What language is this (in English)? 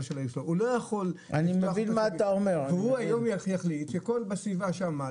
Hebrew